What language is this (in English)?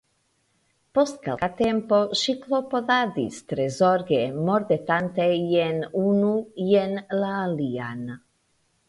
Esperanto